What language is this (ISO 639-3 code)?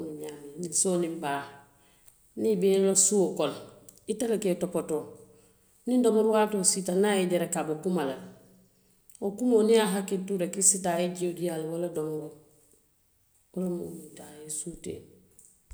mlq